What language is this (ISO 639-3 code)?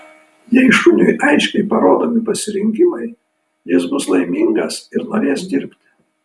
lit